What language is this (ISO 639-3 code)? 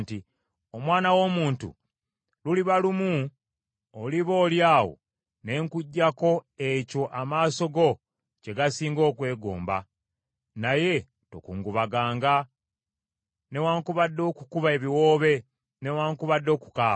lug